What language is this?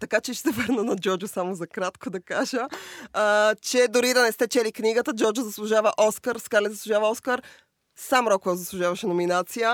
Bulgarian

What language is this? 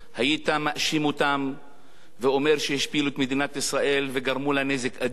Hebrew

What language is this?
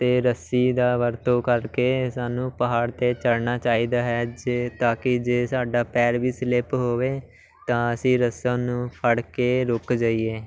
Punjabi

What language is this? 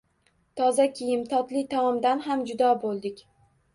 Uzbek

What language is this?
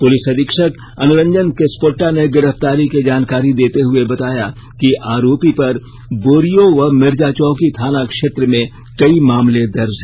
Hindi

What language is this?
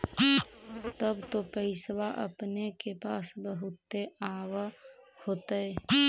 Magahi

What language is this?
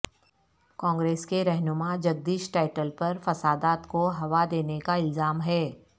Urdu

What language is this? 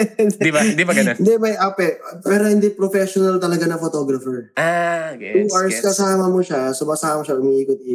Filipino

